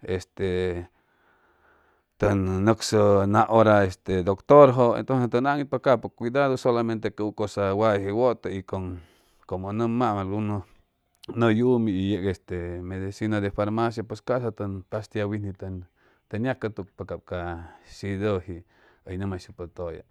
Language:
Chimalapa Zoque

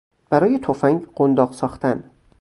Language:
Persian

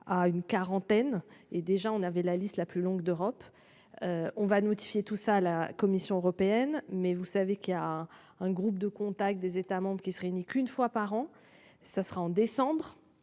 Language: French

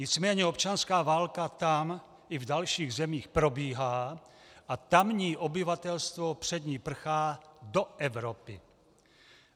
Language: Czech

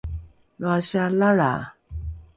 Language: Rukai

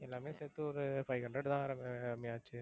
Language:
Tamil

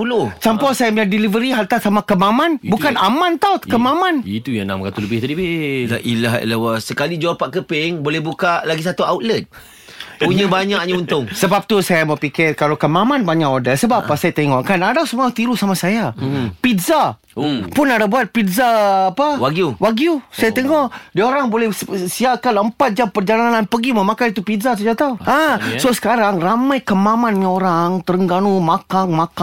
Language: Malay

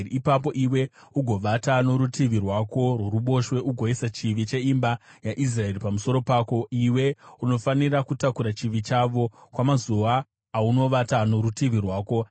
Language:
Shona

